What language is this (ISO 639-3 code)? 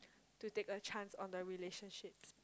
eng